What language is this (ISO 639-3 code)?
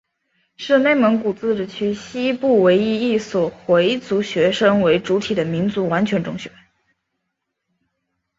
zho